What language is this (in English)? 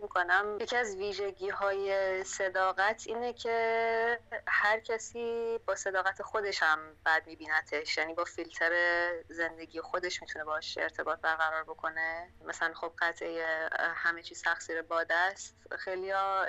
Persian